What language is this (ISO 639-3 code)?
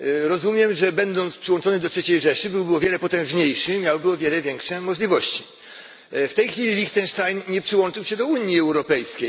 pol